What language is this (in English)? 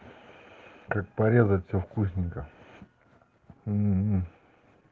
Russian